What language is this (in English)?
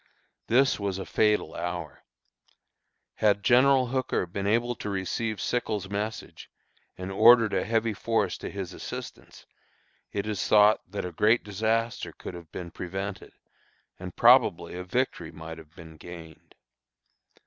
English